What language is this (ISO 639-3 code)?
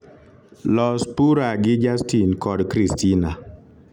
luo